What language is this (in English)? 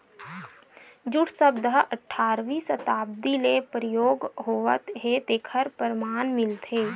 Chhattisgarhi